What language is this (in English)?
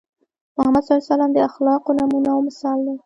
Pashto